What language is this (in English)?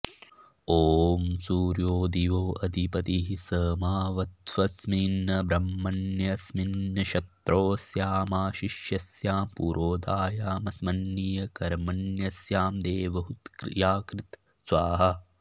Sanskrit